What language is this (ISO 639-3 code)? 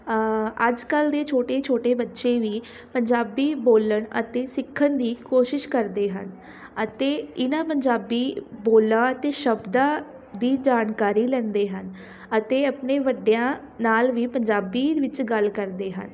pan